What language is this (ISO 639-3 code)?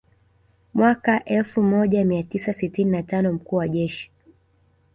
swa